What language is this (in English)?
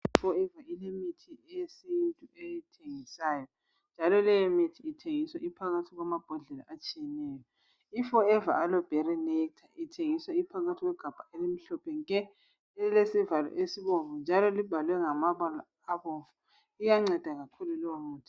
North Ndebele